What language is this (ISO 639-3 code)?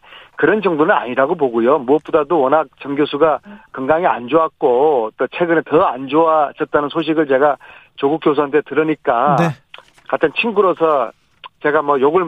kor